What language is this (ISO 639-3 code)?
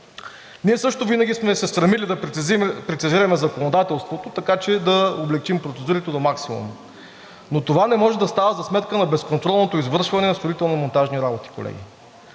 bul